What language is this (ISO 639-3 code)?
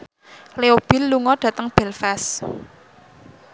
jav